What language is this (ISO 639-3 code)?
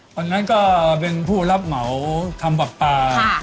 tha